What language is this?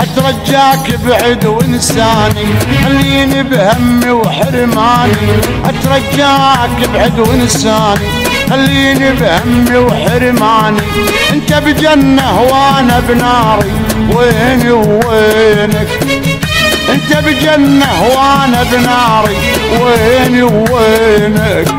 Arabic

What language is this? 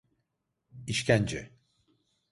Turkish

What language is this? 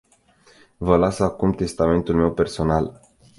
Romanian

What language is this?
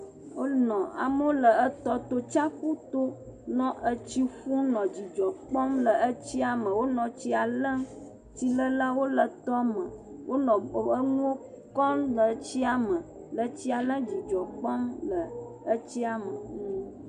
Ewe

